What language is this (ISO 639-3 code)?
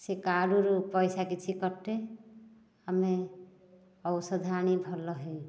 ori